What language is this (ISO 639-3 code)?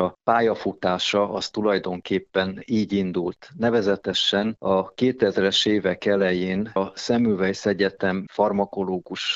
hun